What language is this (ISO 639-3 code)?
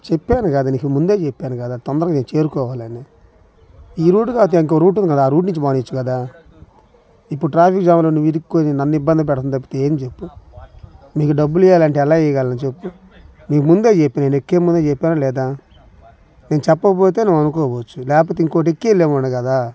tel